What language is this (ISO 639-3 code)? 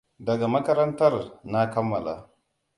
hau